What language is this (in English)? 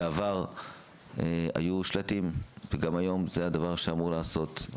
Hebrew